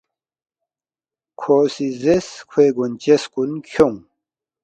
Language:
Balti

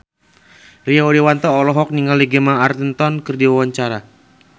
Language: Sundanese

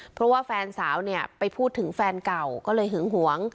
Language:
Thai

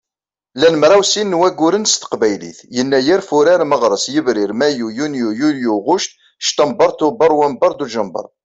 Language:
Kabyle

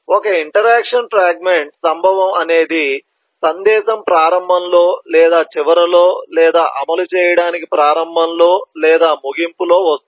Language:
Telugu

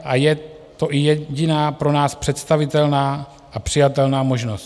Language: Czech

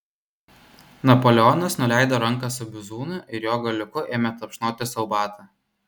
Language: Lithuanian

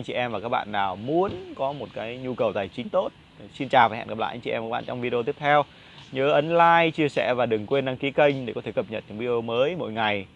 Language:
Vietnamese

